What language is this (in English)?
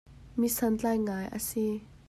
Hakha Chin